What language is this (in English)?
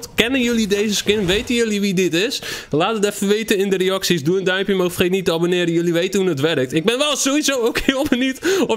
Dutch